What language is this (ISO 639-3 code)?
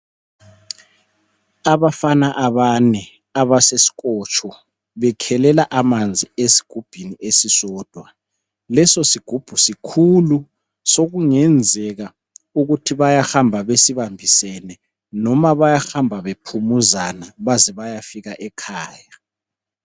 nde